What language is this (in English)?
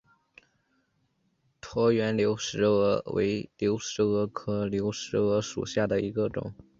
Chinese